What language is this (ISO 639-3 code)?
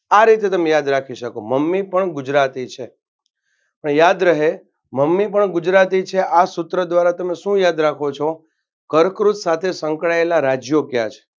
guj